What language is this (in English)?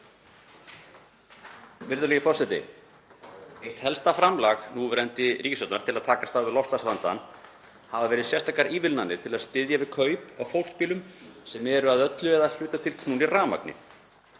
Icelandic